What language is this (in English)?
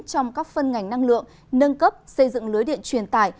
Vietnamese